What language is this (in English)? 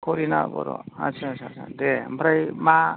Bodo